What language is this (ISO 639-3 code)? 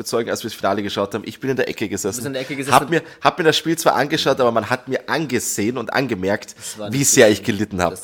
deu